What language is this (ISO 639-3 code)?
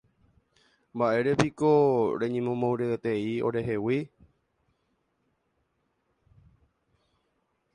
grn